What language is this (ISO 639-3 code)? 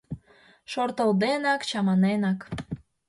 chm